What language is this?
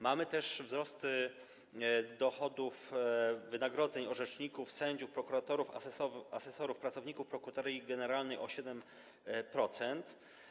Polish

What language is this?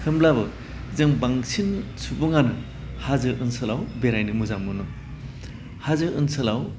Bodo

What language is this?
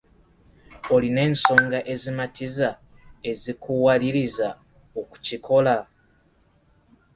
Ganda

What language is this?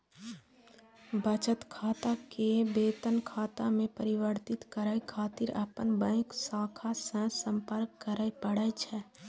Maithili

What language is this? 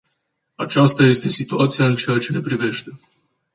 Romanian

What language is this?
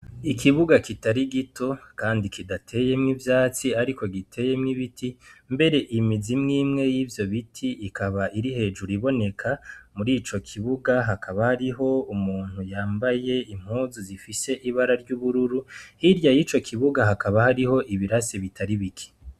Rundi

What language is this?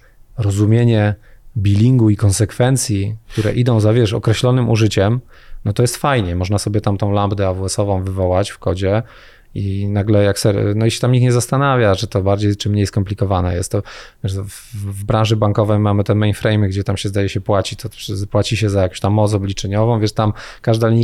Polish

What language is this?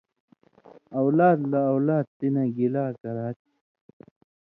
Indus Kohistani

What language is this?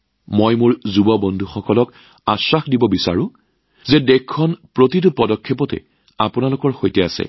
Assamese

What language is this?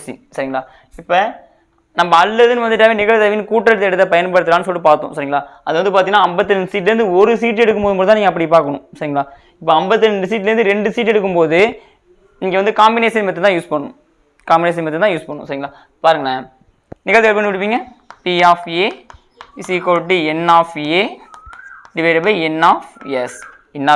Tamil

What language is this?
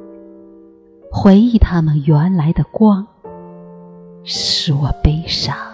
Chinese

